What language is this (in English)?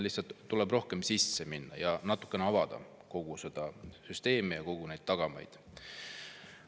Estonian